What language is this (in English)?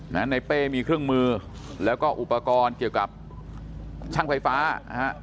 Thai